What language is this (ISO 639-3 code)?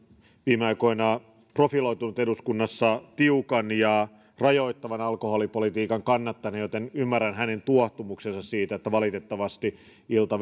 fin